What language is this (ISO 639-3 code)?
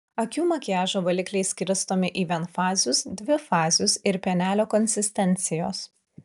lit